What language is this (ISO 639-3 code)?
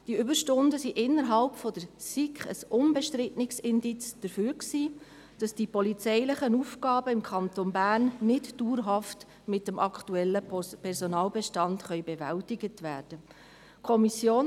gsw